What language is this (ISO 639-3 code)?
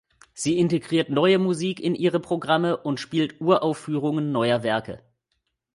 deu